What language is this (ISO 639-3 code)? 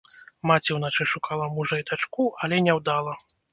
bel